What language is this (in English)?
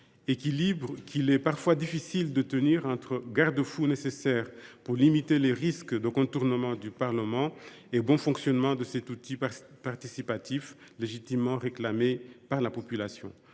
French